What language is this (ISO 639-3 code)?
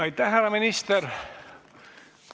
est